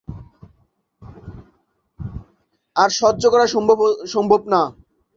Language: Bangla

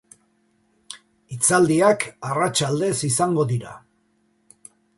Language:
Basque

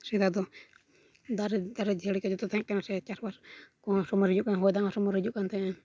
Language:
Santali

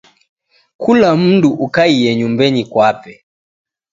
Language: Taita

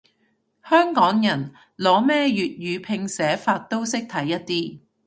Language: Cantonese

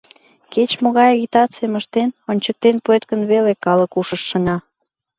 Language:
Mari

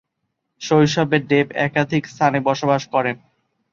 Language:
Bangla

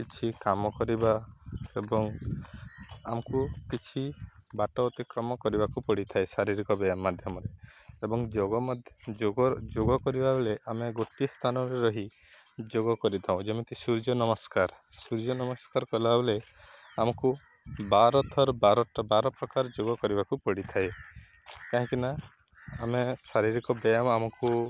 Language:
Odia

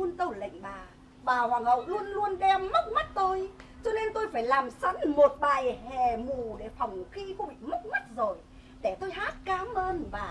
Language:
Vietnamese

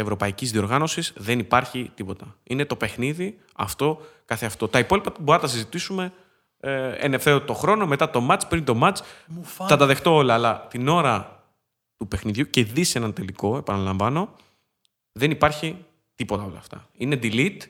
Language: Greek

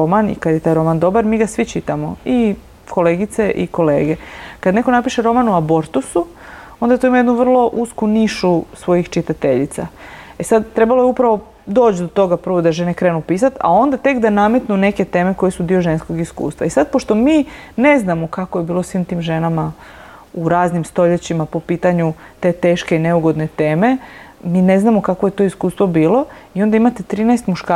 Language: Croatian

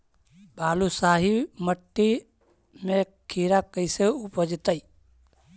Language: Magahi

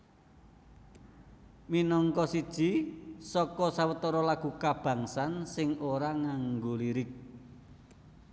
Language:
Javanese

